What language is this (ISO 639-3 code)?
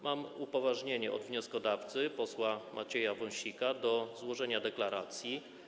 pol